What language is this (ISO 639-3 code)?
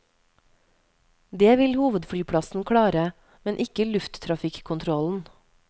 nor